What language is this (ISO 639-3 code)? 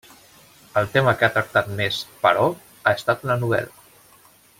cat